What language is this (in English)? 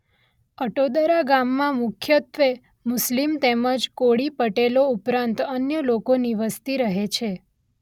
Gujarati